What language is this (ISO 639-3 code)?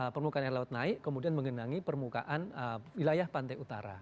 ind